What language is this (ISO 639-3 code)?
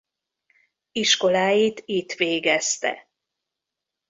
hun